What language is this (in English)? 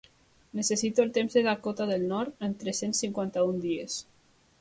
Catalan